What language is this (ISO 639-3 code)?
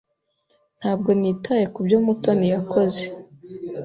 kin